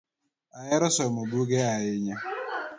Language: Luo (Kenya and Tanzania)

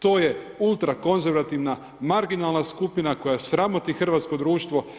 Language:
Croatian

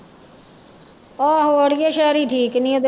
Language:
Punjabi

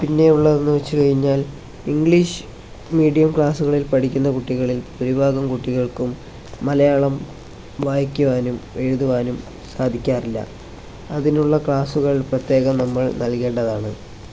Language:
Malayalam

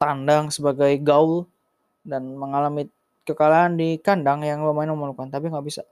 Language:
Indonesian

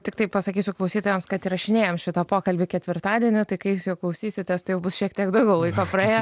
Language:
Lithuanian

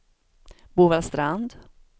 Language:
Swedish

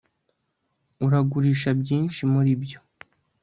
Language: Kinyarwanda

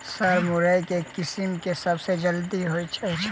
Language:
Maithili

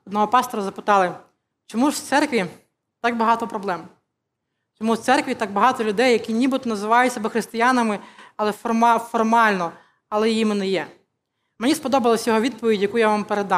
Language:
Ukrainian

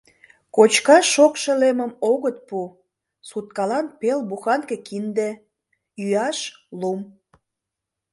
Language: Mari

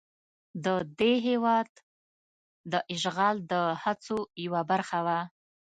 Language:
Pashto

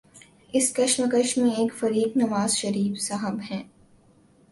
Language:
Urdu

